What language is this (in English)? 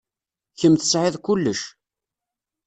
Kabyle